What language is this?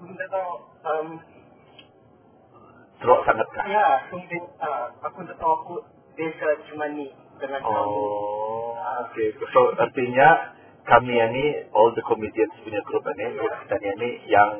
Malay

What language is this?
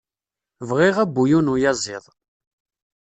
Kabyle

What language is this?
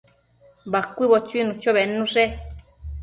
Matsés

